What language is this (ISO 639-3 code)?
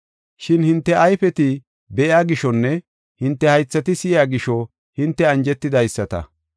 gof